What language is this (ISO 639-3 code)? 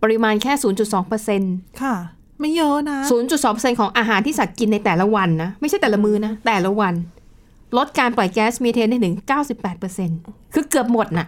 tha